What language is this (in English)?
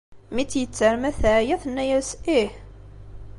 Kabyle